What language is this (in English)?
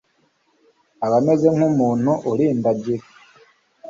Kinyarwanda